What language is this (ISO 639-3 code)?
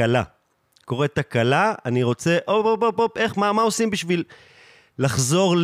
heb